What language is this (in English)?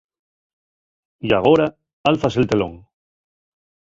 Asturian